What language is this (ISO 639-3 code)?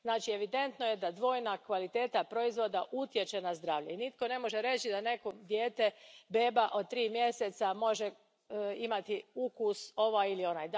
hrv